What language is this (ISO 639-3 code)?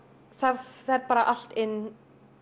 isl